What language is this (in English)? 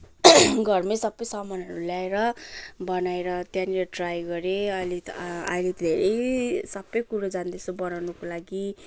Nepali